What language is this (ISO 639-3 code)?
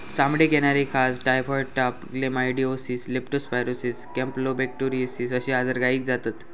mar